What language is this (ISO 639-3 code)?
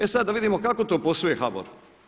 hrv